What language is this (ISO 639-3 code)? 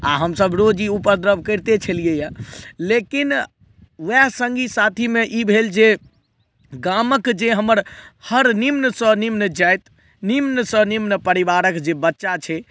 mai